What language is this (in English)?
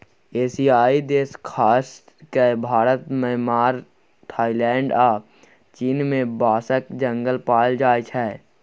Maithili